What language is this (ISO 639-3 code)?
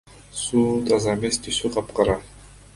kir